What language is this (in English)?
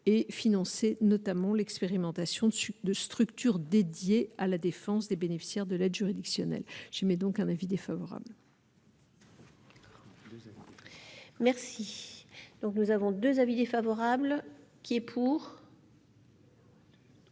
French